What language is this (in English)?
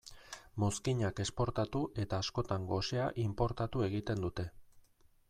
Basque